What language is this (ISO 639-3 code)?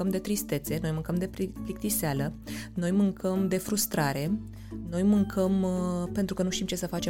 ron